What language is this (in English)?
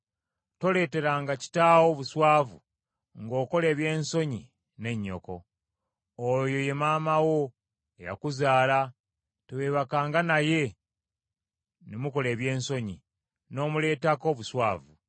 Ganda